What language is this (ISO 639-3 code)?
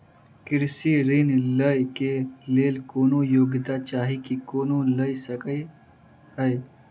mai